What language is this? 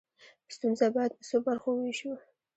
Pashto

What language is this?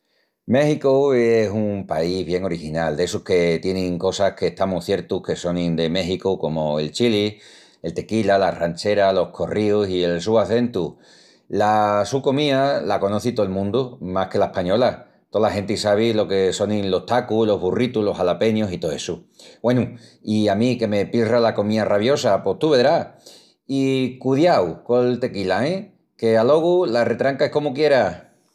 Extremaduran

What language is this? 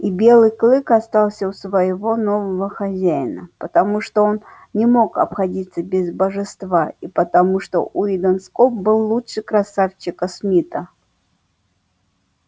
Russian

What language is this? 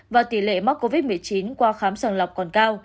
Vietnamese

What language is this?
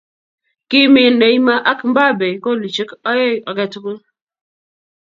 Kalenjin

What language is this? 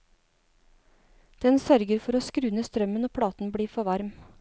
Norwegian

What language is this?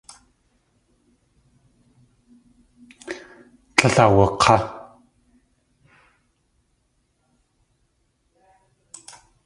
Tlingit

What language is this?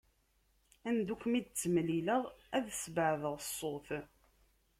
Kabyle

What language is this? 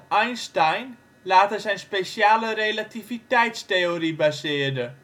Dutch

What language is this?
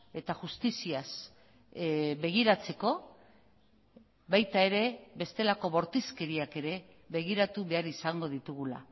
Basque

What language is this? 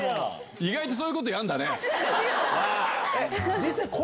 Japanese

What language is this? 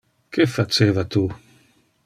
Interlingua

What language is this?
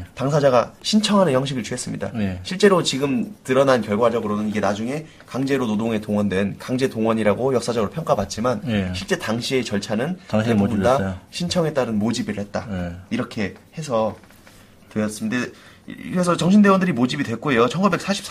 Korean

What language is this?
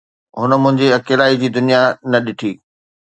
Sindhi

